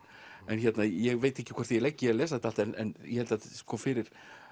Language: Icelandic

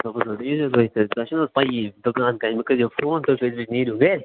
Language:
Kashmiri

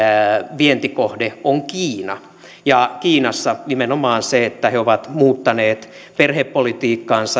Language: Finnish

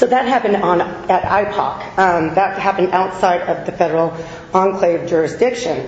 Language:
English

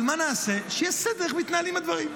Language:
Hebrew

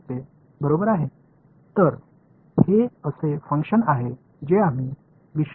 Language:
Tamil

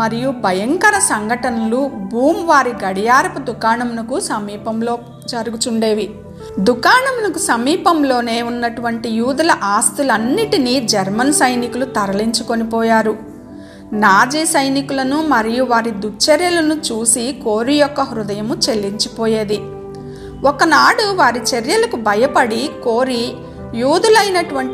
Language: Telugu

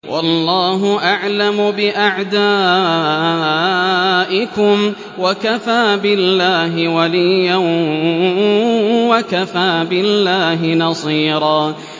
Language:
Arabic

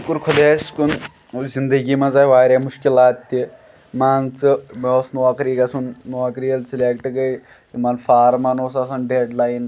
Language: Kashmiri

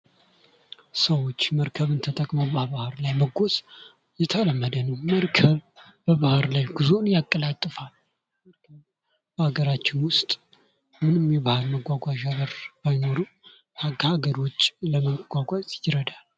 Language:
Amharic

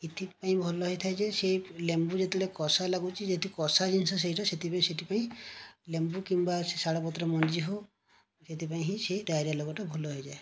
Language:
Odia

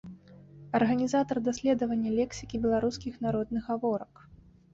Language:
Belarusian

